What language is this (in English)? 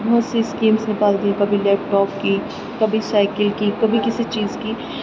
Urdu